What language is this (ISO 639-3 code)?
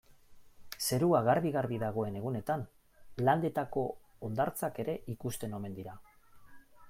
eus